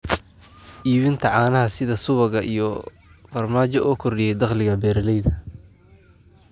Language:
Somali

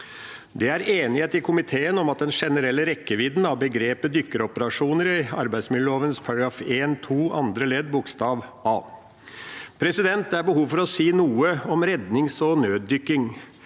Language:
Norwegian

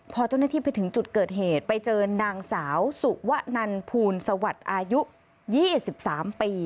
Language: Thai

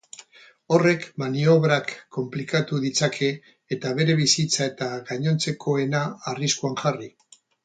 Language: Basque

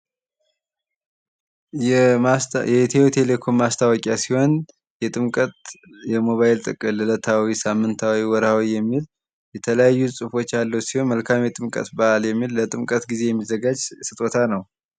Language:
Amharic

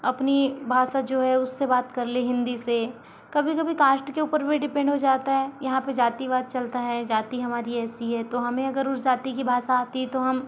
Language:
Hindi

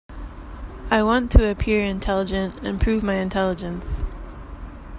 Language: English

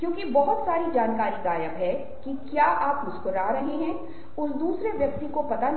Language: Hindi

